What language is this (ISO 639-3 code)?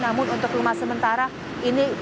ind